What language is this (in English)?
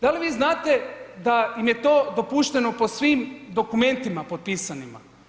Croatian